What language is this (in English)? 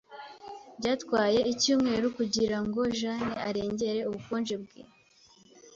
Kinyarwanda